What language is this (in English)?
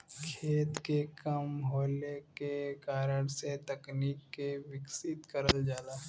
Bhojpuri